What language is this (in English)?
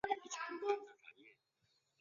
Chinese